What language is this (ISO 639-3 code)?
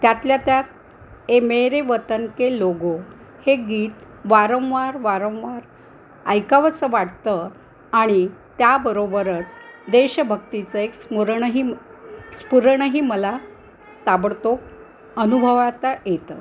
mar